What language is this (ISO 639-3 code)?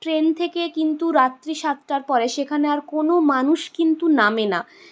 ben